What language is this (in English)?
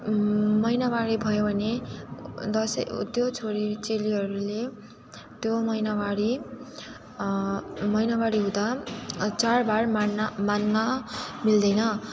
Nepali